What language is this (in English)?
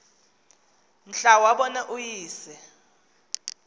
Xhosa